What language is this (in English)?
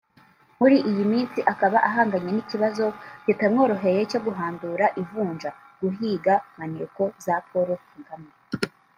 Kinyarwanda